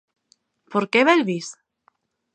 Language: Galician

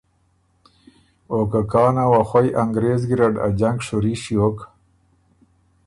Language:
Ormuri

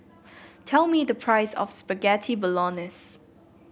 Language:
English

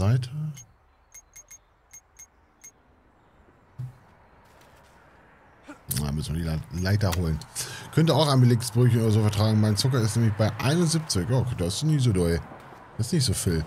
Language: German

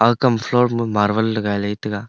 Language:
Wancho Naga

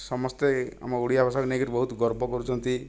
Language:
Odia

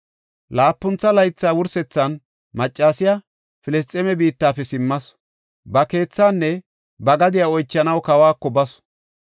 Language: Gofa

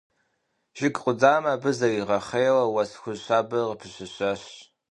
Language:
Kabardian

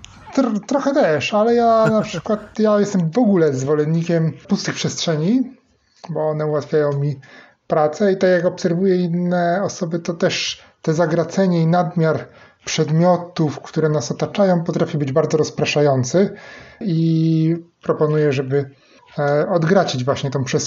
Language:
Polish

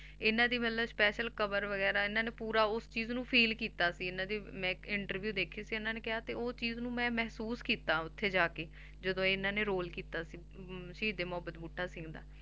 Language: Punjabi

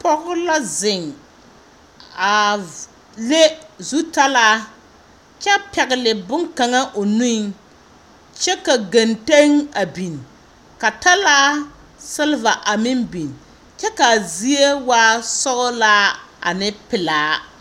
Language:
Southern Dagaare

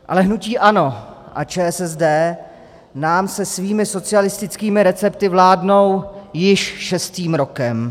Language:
Czech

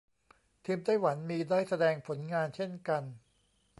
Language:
Thai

